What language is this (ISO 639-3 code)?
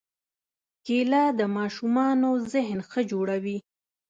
pus